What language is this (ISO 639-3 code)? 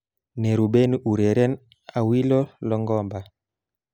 kln